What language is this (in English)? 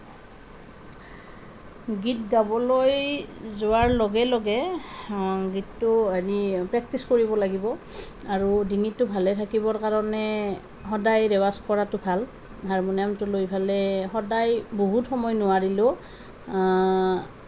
Assamese